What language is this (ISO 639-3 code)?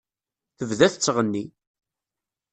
kab